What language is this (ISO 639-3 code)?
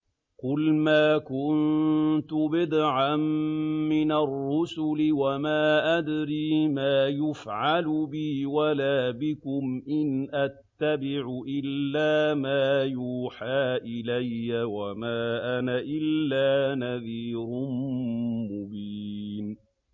ara